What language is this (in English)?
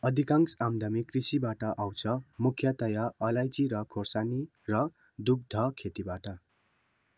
Nepali